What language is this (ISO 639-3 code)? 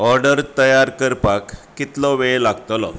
kok